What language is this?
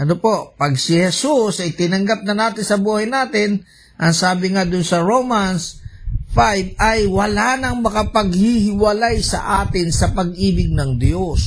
Filipino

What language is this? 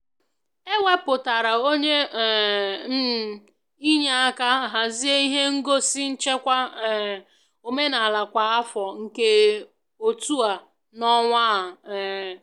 Igbo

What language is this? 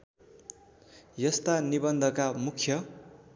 Nepali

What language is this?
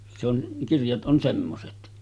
Finnish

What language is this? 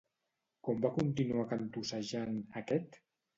Catalan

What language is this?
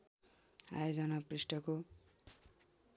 Nepali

